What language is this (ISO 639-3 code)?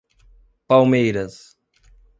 por